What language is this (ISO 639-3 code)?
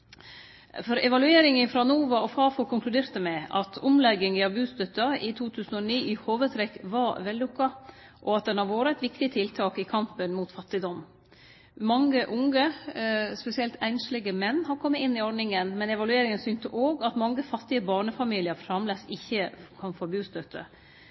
nno